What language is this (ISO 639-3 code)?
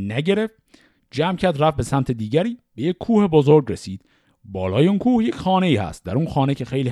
fas